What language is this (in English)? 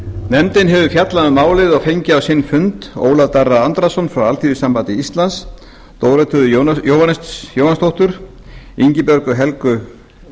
Icelandic